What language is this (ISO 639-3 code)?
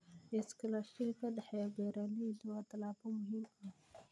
som